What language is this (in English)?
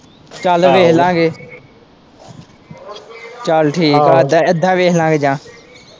Punjabi